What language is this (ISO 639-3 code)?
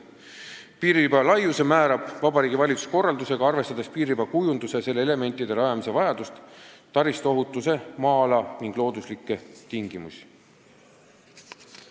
est